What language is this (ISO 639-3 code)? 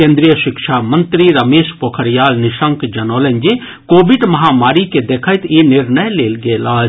mai